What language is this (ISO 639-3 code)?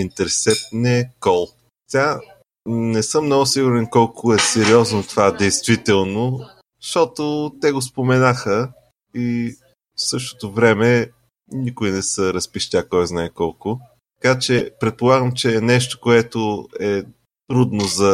bul